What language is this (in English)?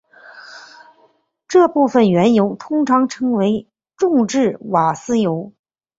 Chinese